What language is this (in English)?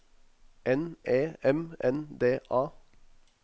Norwegian